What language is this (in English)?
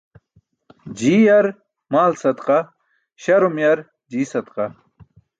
Burushaski